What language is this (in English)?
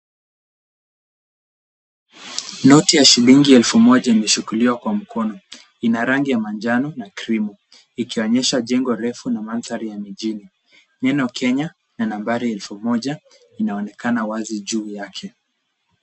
Swahili